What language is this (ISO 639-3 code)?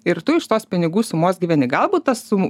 lit